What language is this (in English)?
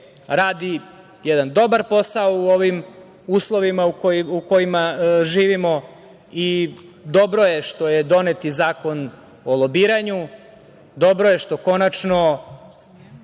Serbian